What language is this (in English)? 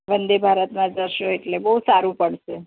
Gujarati